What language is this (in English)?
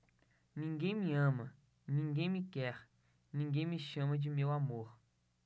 Portuguese